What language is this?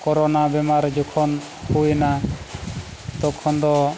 Santali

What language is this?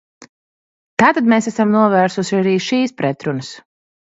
Latvian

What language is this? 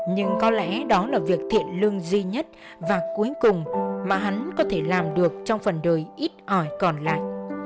Vietnamese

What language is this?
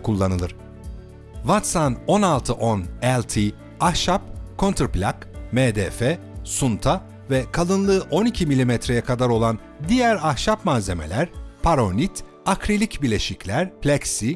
Turkish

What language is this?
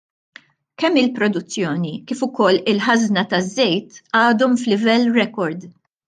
Maltese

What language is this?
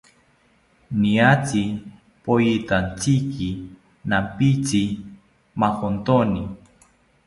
South Ucayali Ashéninka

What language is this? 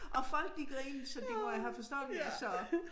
Danish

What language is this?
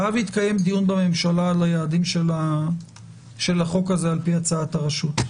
Hebrew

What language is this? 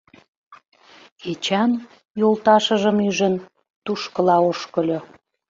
Mari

